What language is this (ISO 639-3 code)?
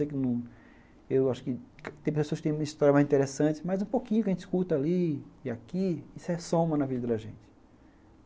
por